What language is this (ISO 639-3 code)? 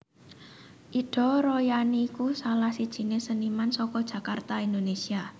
jav